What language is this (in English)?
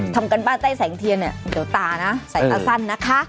Thai